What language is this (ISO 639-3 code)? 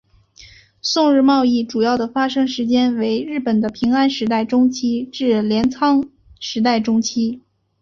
zho